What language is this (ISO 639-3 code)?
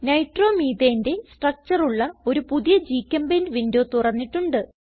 mal